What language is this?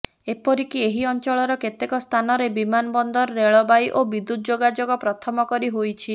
Odia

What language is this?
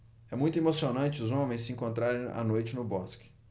Portuguese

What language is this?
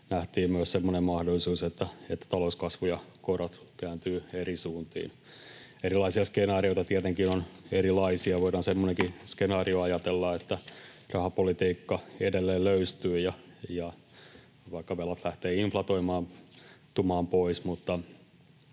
Finnish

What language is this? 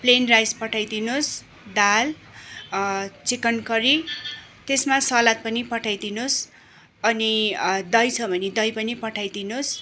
Nepali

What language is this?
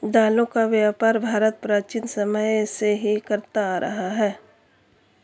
Hindi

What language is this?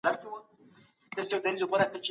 Pashto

